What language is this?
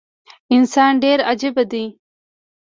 Pashto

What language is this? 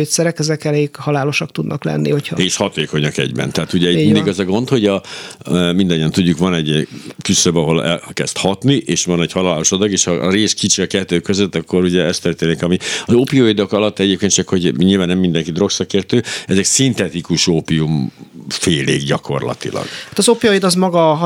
Hungarian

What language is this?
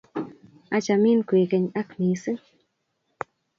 Kalenjin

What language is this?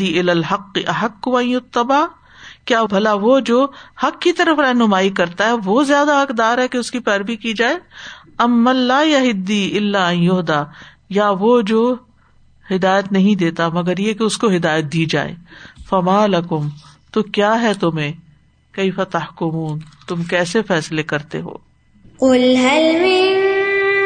Urdu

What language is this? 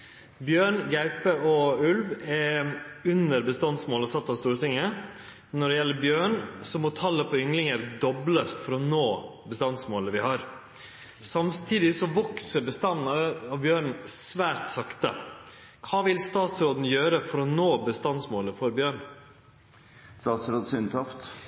Norwegian Nynorsk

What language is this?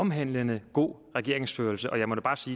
Danish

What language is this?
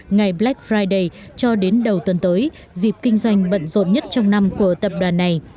Vietnamese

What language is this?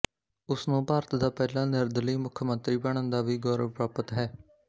Punjabi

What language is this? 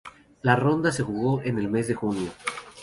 Spanish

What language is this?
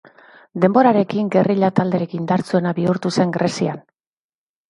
Basque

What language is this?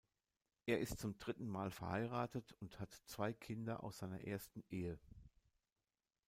German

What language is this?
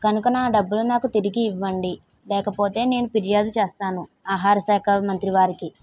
Telugu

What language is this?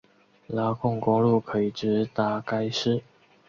Chinese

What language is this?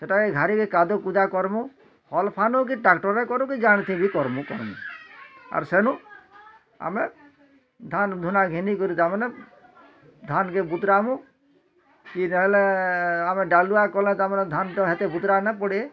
Odia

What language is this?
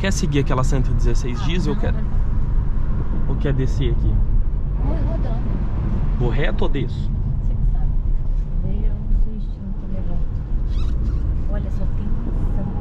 Portuguese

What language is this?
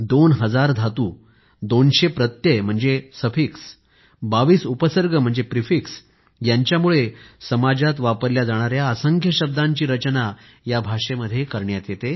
Marathi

